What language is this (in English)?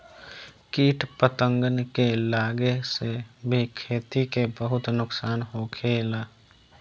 Bhojpuri